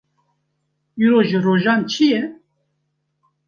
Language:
Kurdish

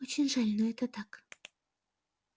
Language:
Russian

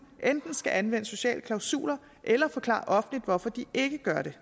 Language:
Danish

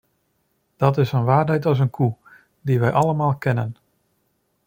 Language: Dutch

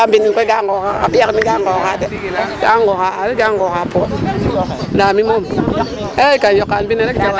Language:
Serer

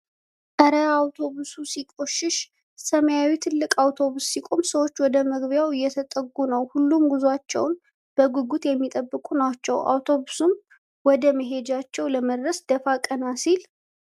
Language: Amharic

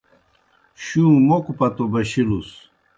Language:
Kohistani Shina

